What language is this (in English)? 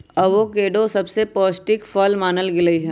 Magahi